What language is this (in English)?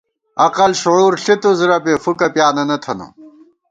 Gawar-Bati